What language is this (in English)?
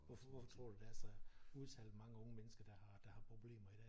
Danish